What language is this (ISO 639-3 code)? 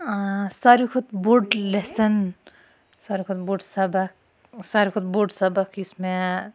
kas